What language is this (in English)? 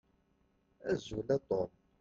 Kabyle